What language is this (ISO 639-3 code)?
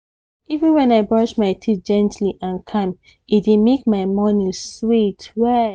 pcm